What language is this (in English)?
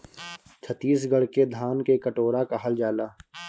Bhojpuri